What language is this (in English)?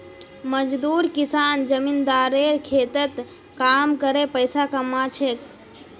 Magahi